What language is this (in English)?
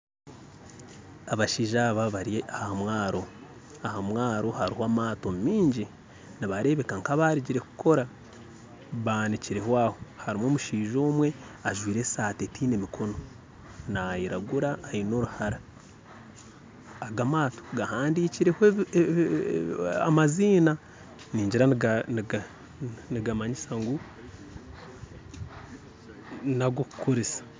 Nyankole